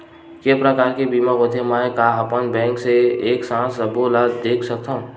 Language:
Chhattisgarhi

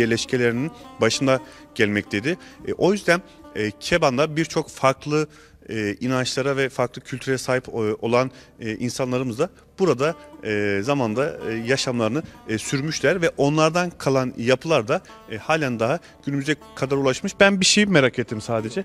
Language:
Turkish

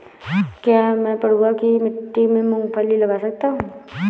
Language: Hindi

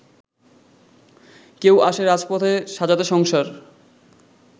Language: Bangla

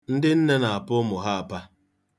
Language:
Igbo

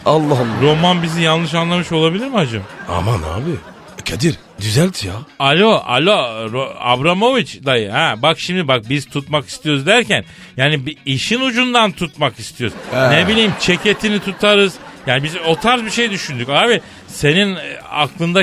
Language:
Turkish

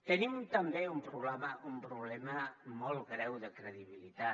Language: Catalan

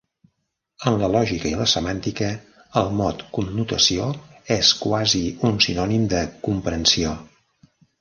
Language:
Catalan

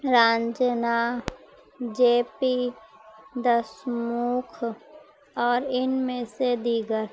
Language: Urdu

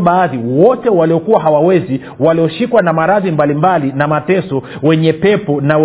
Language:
Swahili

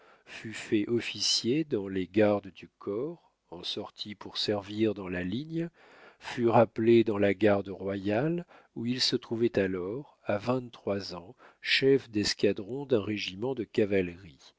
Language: French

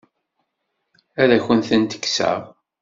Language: Kabyle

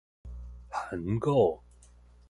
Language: Min Nan Chinese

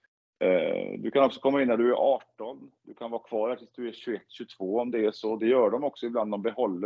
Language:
Swedish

